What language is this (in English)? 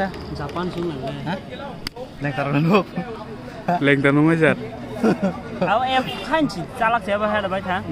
Thai